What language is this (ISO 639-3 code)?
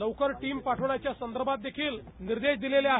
mar